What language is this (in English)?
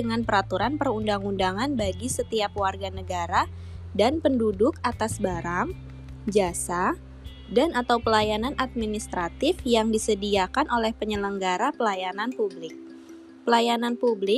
Indonesian